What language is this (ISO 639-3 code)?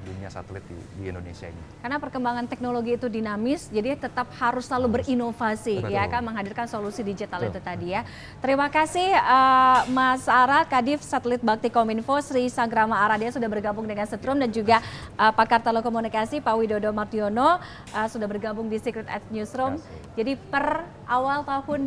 ind